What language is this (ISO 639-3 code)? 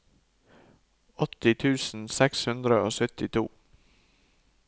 nor